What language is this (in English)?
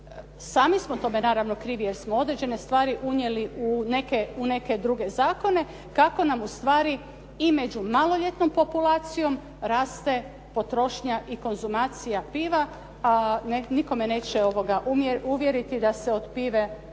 Croatian